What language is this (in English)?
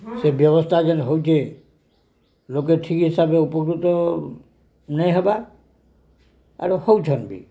Odia